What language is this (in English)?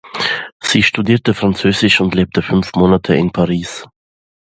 German